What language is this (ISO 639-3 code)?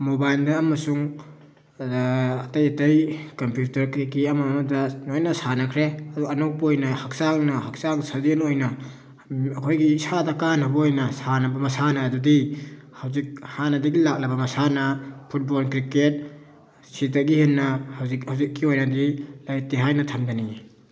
mni